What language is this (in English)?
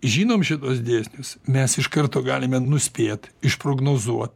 Lithuanian